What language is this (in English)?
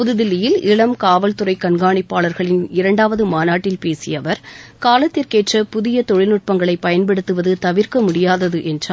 Tamil